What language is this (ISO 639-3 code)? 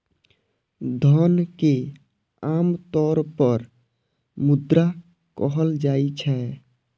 mai